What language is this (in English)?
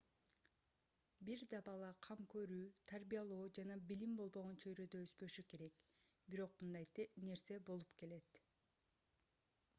Kyrgyz